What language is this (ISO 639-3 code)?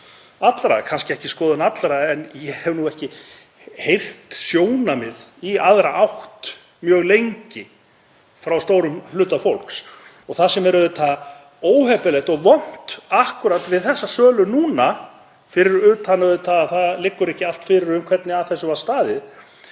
isl